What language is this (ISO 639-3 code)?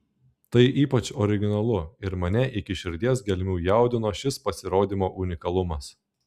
lit